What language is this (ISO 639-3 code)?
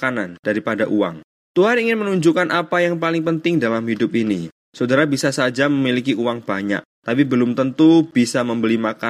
ind